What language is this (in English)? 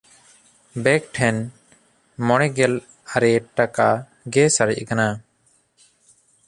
Santali